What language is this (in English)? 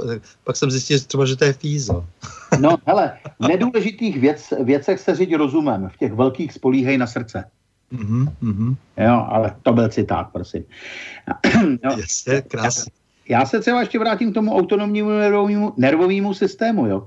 Czech